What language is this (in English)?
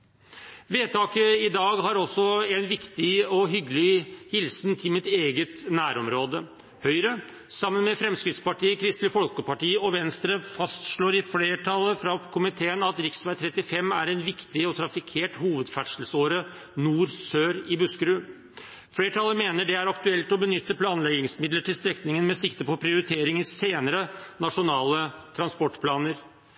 Norwegian Bokmål